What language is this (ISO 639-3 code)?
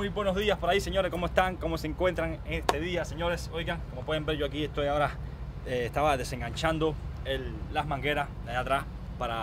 spa